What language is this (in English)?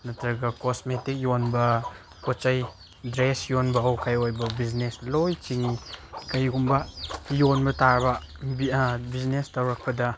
Manipuri